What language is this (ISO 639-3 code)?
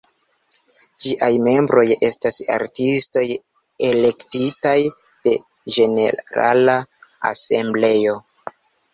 epo